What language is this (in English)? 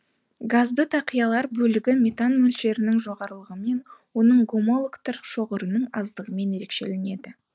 Kazakh